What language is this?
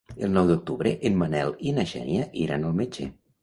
Catalan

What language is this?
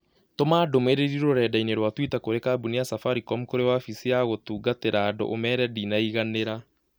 Kikuyu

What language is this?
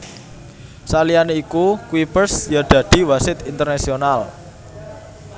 Javanese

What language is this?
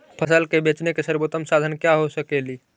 Magahi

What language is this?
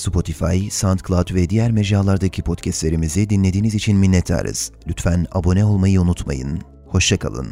Turkish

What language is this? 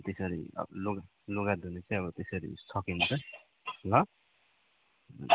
Nepali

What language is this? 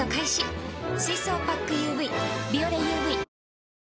Japanese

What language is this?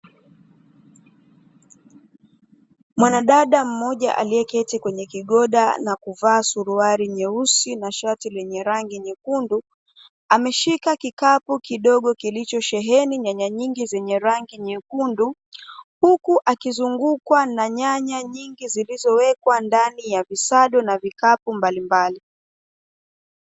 Swahili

